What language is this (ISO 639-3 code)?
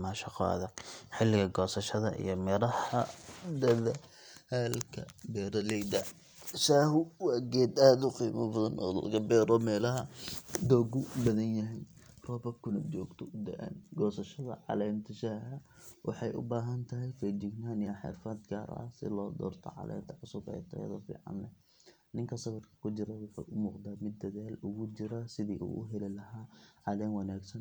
som